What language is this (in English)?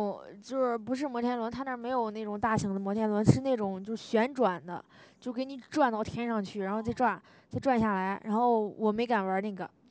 Chinese